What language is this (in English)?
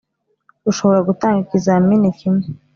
Kinyarwanda